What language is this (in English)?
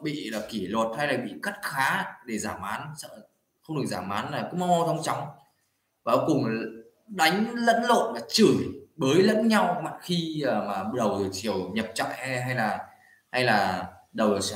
Vietnamese